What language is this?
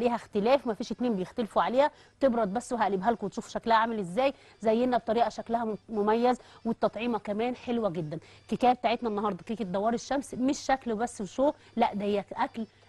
Arabic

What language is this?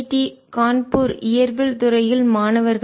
Tamil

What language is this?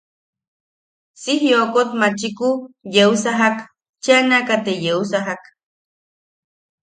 Yaqui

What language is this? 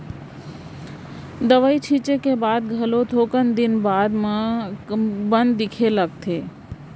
Chhattisgarhi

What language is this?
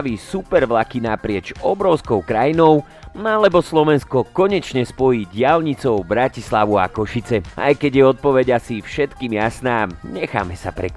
Slovak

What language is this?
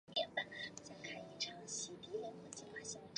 Chinese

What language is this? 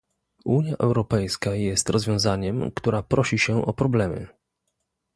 Polish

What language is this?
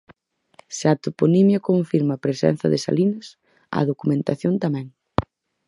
Galician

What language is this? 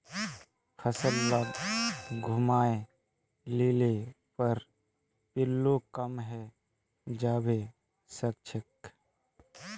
Magahi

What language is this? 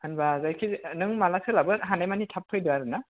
Bodo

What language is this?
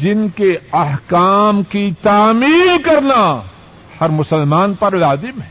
Urdu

